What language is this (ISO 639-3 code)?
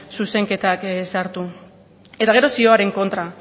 eus